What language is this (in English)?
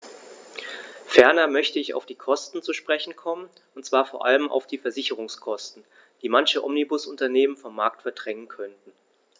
German